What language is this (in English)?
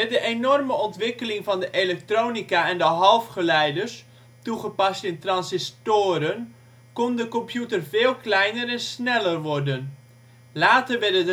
Dutch